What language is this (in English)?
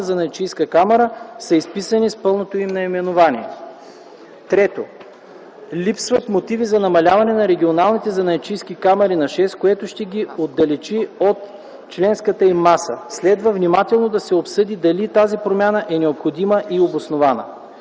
Bulgarian